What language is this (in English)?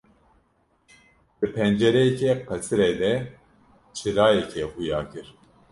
Kurdish